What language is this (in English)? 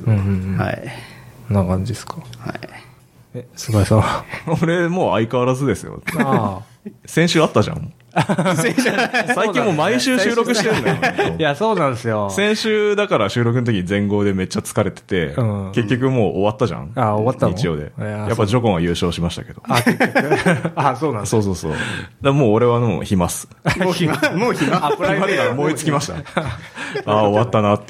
Japanese